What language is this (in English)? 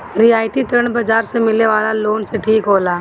Bhojpuri